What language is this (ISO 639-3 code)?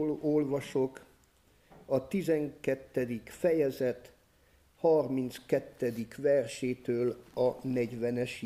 hun